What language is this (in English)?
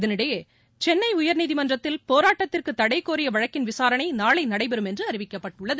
Tamil